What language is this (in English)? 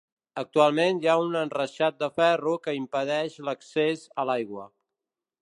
Catalan